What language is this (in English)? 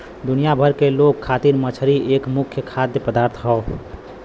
Bhojpuri